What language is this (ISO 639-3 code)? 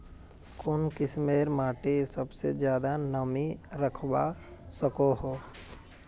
mag